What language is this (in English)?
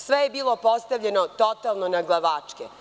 Serbian